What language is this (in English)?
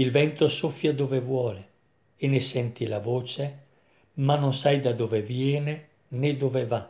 Italian